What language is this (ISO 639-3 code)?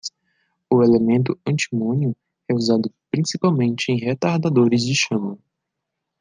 por